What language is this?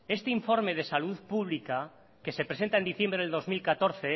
Spanish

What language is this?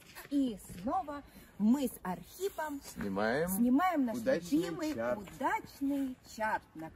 Russian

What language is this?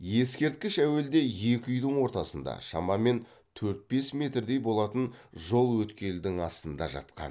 Kazakh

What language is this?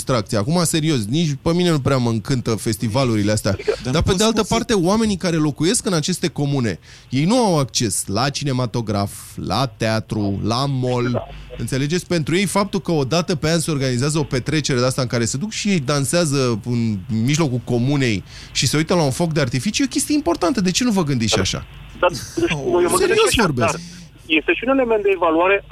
Romanian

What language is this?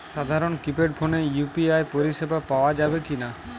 Bangla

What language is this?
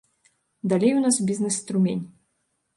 Belarusian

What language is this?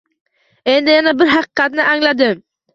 Uzbek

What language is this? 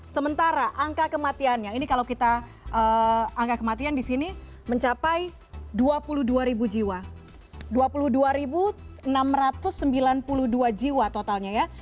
Indonesian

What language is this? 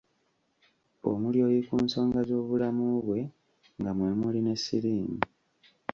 Ganda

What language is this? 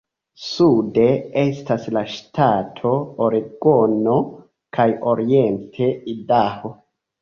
Esperanto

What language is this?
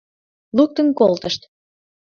Mari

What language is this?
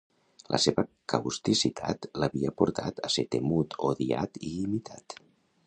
Catalan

